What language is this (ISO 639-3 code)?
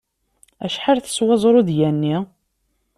kab